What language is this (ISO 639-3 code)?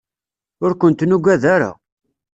kab